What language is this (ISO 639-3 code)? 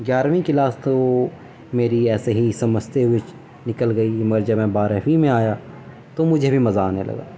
urd